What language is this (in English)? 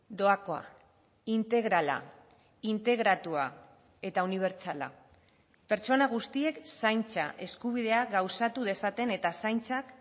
Basque